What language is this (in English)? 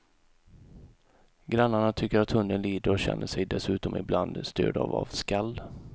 Swedish